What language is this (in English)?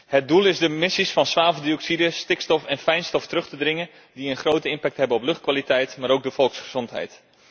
Dutch